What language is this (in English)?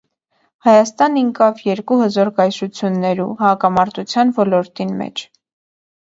Armenian